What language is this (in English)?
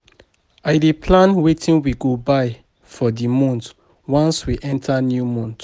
Nigerian Pidgin